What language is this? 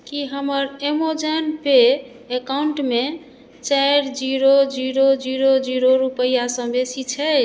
Maithili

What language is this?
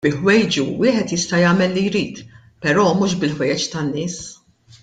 Maltese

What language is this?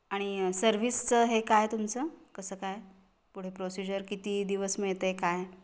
Marathi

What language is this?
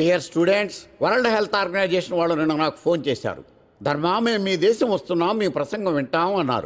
Hindi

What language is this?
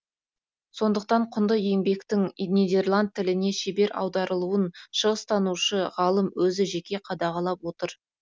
Kazakh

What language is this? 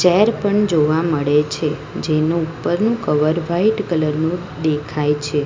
Gujarati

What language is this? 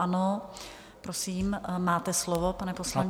Czech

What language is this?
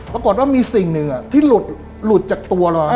Thai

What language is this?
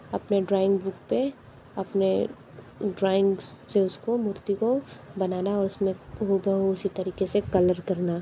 Hindi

